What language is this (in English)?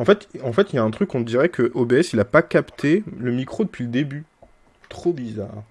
French